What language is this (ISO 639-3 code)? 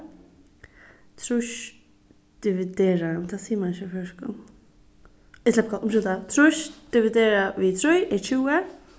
fao